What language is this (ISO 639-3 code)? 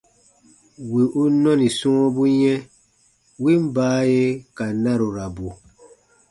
bba